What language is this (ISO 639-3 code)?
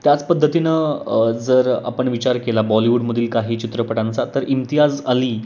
mar